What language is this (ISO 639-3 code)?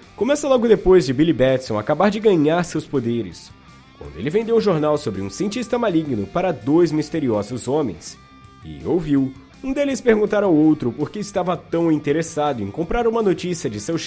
por